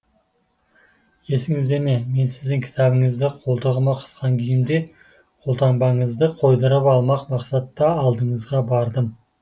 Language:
Kazakh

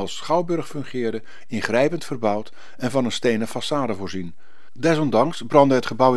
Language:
Dutch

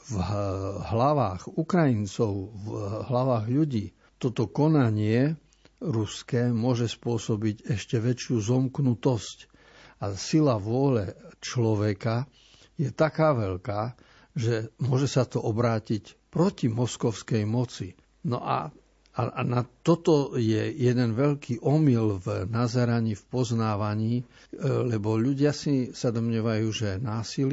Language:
Slovak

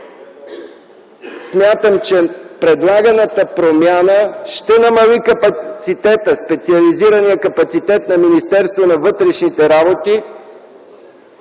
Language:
Bulgarian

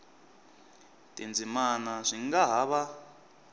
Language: Tsonga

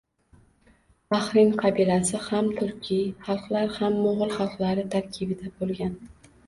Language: Uzbek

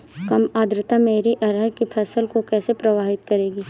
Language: Hindi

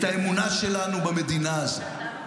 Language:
Hebrew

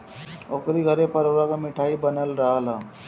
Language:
Bhojpuri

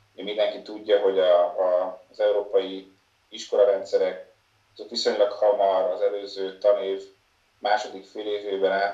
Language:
Hungarian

